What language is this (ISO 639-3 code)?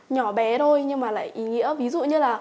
vie